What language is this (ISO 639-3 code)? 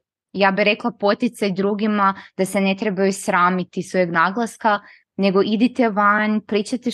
hrv